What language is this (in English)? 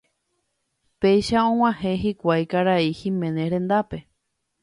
Guarani